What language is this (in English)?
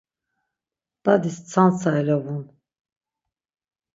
Laz